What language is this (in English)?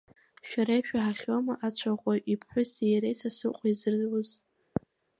Abkhazian